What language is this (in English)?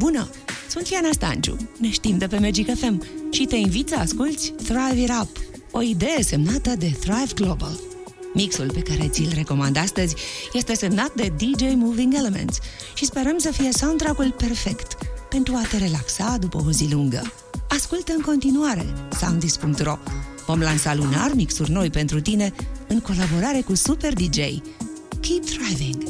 Romanian